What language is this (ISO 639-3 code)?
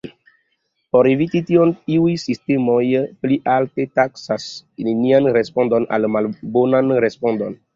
epo